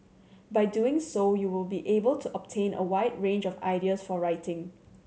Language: English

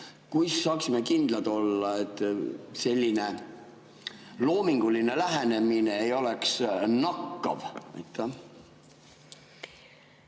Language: Estonian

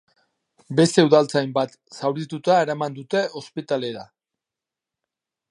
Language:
Basque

